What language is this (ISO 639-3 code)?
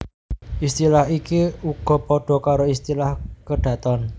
jav